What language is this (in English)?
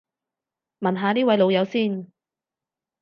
Cantonese